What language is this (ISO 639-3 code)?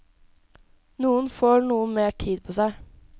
nor